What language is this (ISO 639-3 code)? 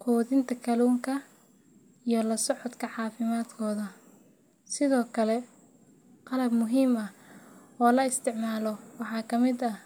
som